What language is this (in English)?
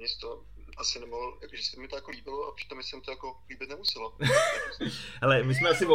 Czech